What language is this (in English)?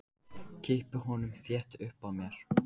Icelandic